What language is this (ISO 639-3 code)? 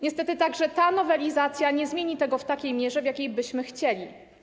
pol